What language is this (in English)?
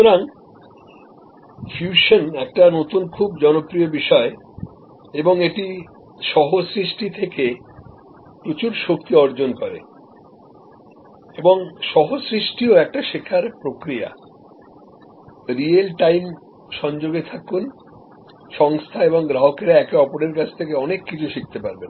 Bangla